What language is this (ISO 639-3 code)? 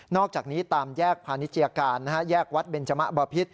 tha